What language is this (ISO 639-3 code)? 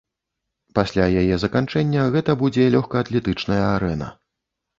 bel